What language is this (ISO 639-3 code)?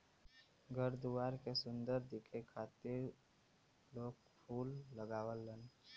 bho